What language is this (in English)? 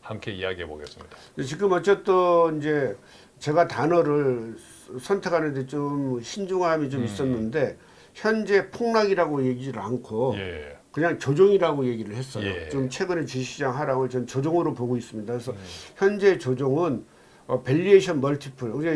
Korean